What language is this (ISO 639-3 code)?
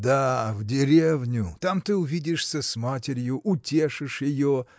rus